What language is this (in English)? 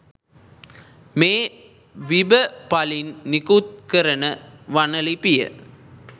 Sinhala